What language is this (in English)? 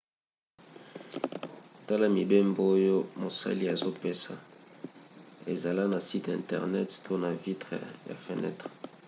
Lingala